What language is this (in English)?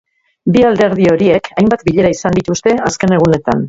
Basque